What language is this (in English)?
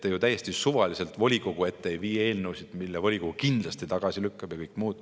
Estonian